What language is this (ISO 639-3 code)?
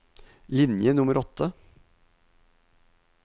nor